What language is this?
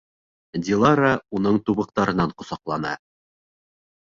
Bashkir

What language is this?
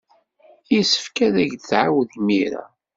Kabyle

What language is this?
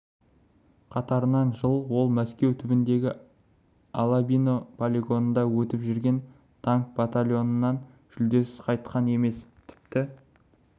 Kazakh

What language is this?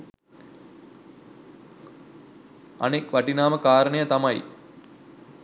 Sinhala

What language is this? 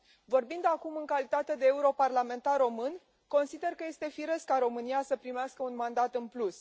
Romanian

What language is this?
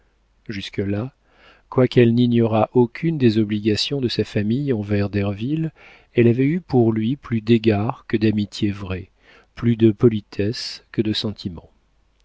French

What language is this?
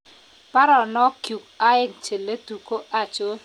Kalenjin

